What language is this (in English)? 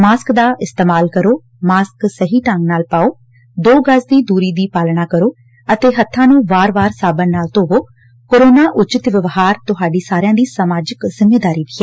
Punjabi